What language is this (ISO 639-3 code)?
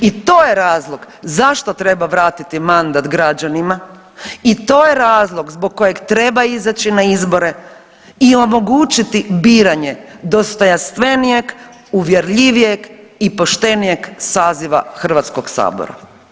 hrv